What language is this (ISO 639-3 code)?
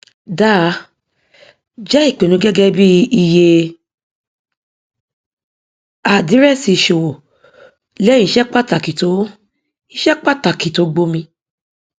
yor